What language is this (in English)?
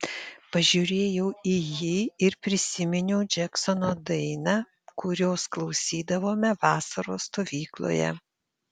Lithuanian